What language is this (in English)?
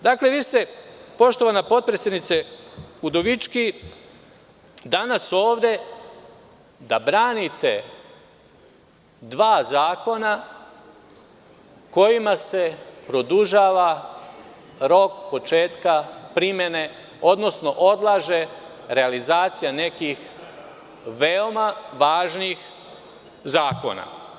Serbian